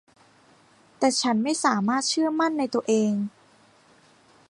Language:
Thai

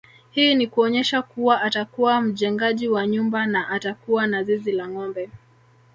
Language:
Swahili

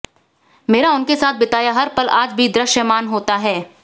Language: Hindi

